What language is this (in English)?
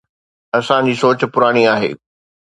Sindhi